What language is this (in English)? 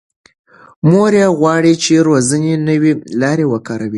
Pashto